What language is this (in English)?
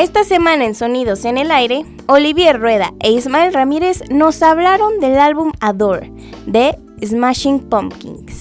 Spanish